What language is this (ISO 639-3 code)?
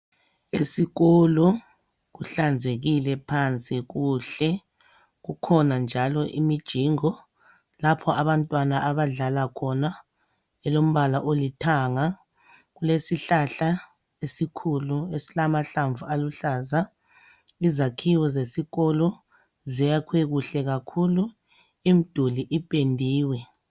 nde